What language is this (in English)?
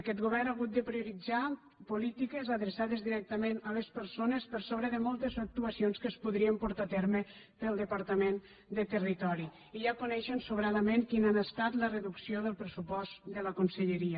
Catalan